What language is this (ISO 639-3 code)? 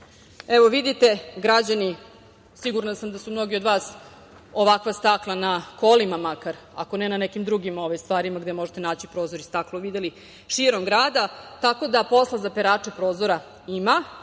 srp